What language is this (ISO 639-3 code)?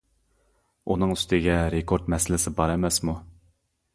uig